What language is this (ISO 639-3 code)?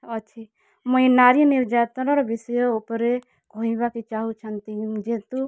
ori